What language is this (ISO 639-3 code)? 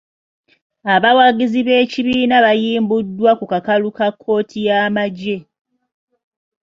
lug